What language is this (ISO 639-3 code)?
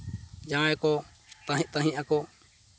sat